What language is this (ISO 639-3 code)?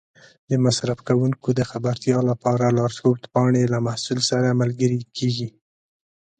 pus